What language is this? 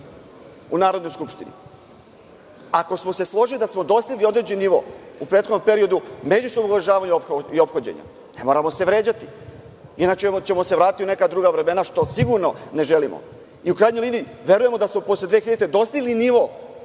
Serbian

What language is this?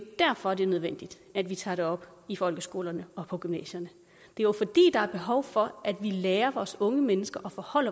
Danish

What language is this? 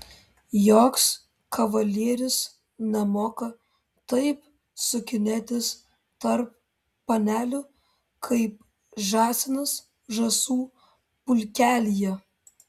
Lithuanian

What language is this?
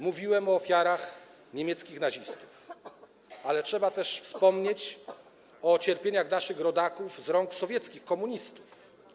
Polish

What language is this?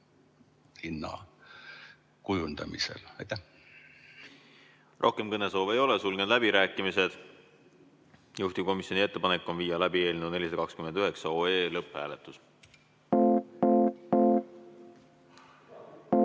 Estonian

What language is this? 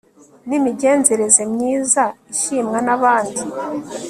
Kinyarwanda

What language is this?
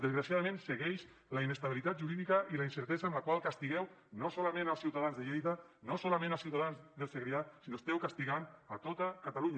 Catalan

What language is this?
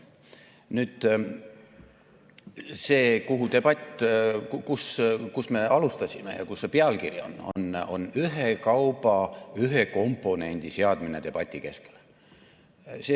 Estonian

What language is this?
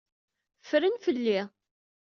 Kabyle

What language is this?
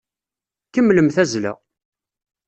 Kabyle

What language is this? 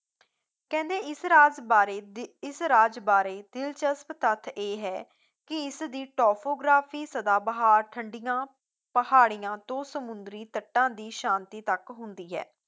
Punjabi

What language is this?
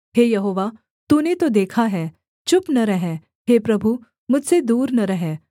Hindi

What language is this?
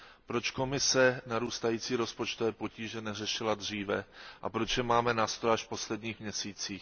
Czech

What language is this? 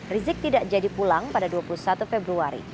Indonesian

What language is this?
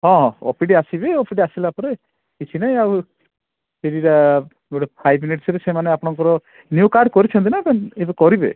Odia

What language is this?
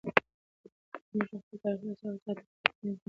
Pashto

